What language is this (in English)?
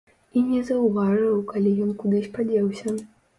Belarusian